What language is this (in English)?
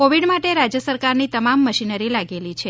Gujarati